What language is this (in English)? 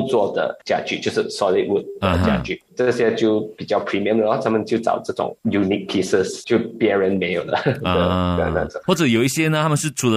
Chinese